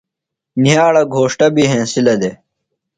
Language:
Phalura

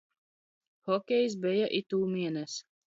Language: Latgalian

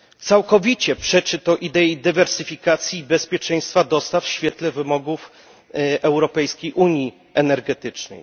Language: Polish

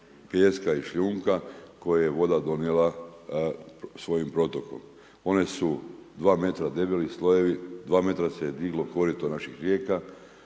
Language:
Croatian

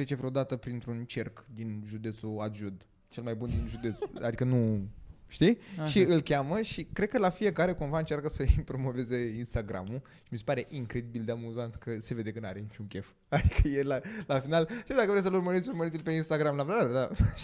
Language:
Romanian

